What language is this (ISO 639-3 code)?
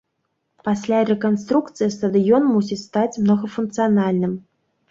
bel